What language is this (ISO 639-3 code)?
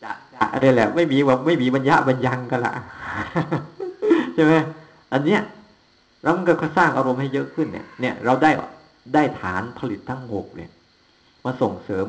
tha